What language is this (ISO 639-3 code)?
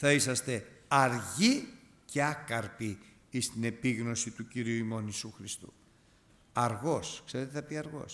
ell